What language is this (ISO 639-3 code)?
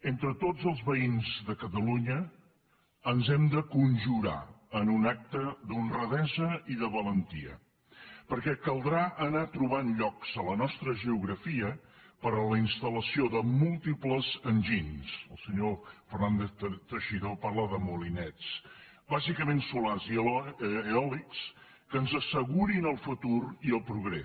cat